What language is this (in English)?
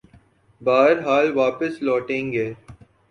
Urdu